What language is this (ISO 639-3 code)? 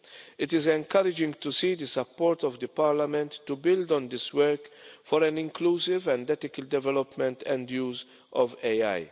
eng